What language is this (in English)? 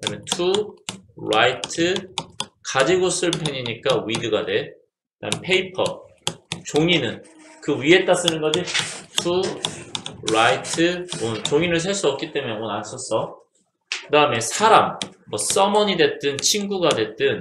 Korean